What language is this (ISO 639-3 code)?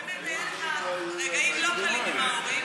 heb